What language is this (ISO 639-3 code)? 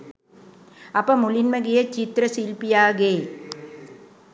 sin